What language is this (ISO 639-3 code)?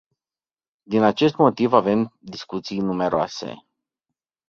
ron